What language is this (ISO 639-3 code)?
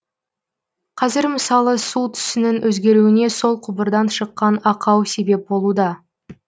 kaz